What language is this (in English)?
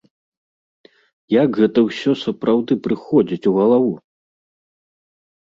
Belarusian